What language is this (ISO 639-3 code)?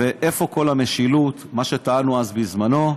heb